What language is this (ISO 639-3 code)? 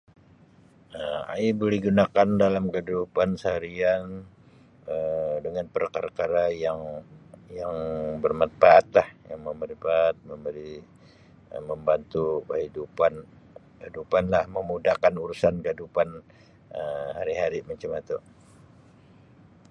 msi